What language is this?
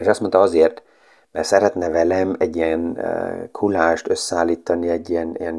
Hungarian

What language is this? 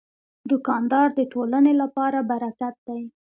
Pashto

